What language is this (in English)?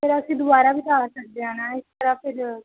Punjabi